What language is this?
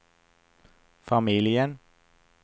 Swedish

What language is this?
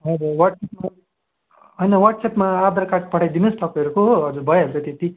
Nepali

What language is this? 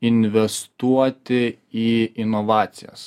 Lithuanian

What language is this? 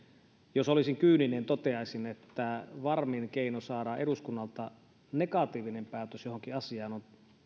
Finnish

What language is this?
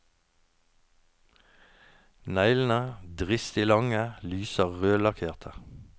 Norwegian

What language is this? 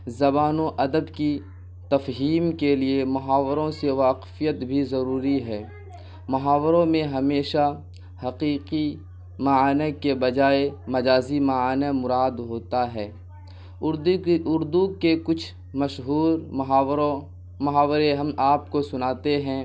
Urdu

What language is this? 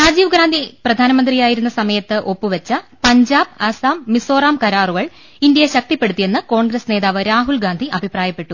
Malayalam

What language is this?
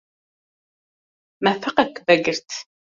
Kurdish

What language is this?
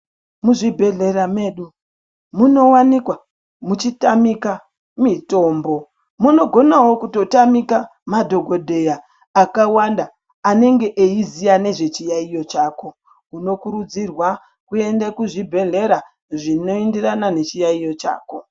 Ndau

